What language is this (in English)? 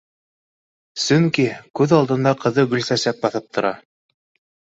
Bashkir